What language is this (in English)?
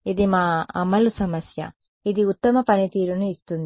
Telugu